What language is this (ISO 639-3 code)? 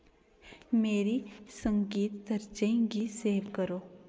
doi